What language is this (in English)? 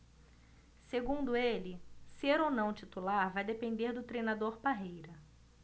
Portuguese